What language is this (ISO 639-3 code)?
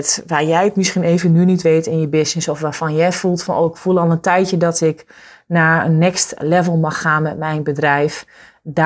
nld